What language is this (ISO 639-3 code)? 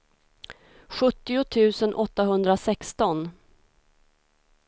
swe